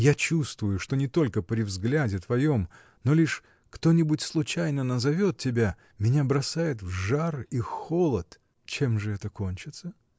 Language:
Russian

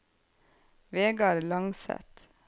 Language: Norwegian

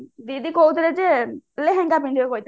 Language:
Odia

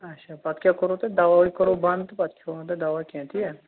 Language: Kashmiri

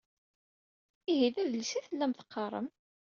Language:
Kabyle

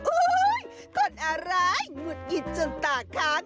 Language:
Thai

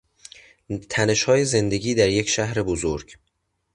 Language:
Persian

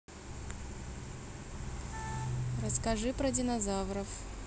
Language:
Russian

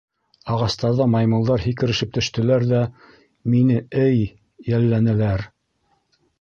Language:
Bashkir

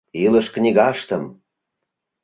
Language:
Mari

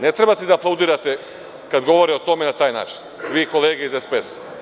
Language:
Serbian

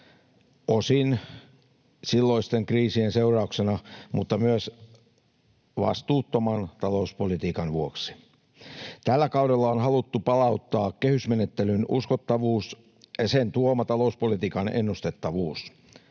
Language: Finnish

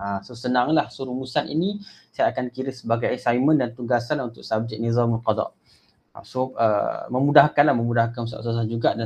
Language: Malay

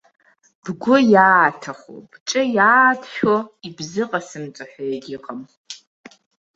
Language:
Abkhazian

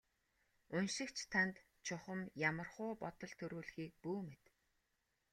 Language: Mongolian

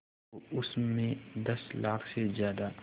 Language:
Hindi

